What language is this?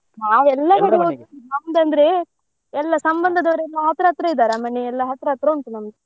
Kannada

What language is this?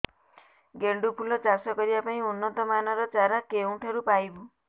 Odia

